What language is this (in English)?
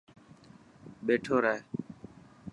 Dhatki